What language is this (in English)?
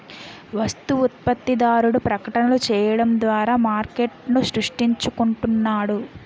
Telugu